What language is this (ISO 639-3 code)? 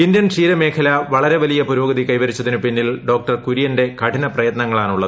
mal